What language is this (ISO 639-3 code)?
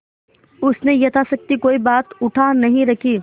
hin